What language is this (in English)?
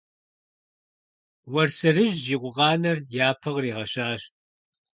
Kabardian